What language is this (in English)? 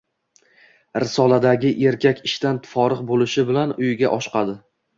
Uzbek